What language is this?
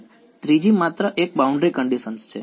Gujarati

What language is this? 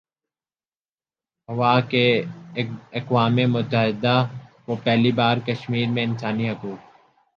Urdu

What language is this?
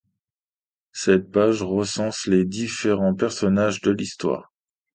French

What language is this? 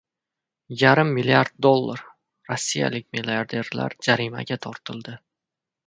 Uzbek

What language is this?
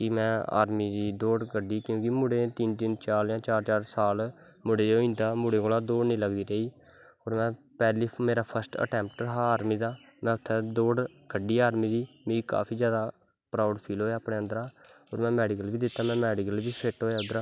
Dogri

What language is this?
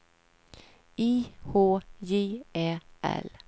Swedish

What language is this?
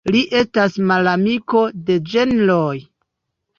Esperanto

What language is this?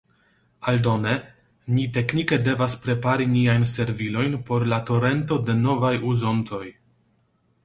Esperanto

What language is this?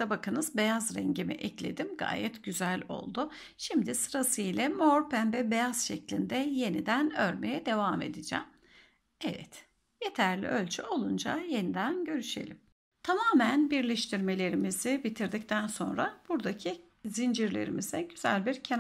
Turkish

